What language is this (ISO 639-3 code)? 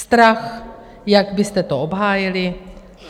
ces